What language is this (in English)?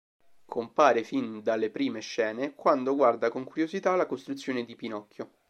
Italian